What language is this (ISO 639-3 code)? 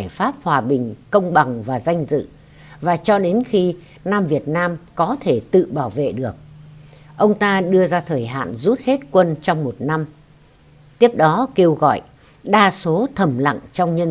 vie